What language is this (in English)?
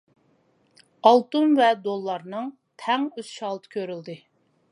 Uyghur